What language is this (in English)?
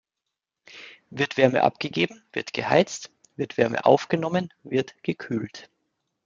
German